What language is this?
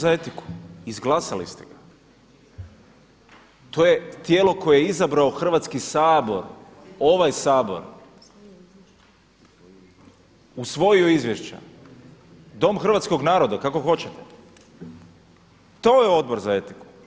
Croatian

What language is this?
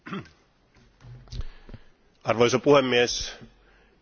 Finnish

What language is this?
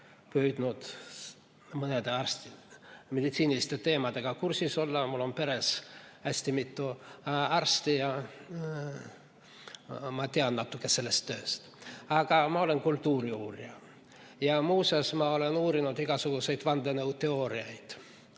Estonian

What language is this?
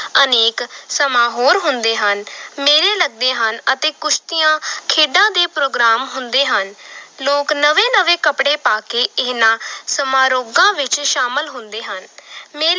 Punjabi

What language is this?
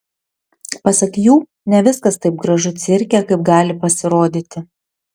Lithuanian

